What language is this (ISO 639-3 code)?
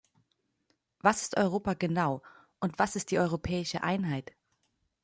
deu